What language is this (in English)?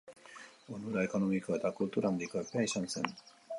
Basque